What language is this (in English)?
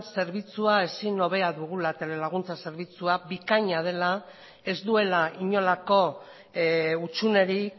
Basque